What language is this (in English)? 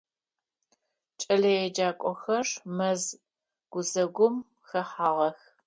Adyghe